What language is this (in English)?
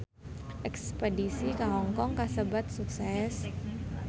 Sundanese